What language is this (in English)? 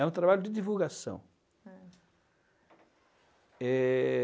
Portuguese